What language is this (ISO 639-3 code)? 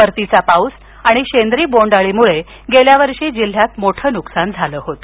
mar